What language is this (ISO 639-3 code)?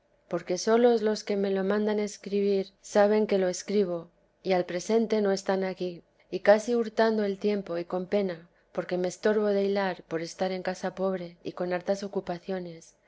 spa